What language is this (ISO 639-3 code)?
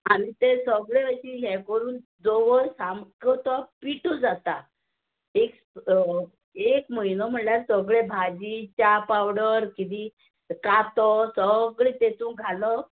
kok